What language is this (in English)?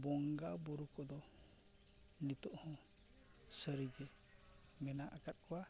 Santali